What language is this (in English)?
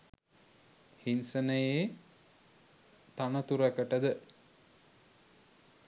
Sinhala